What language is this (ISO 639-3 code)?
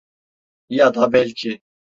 tur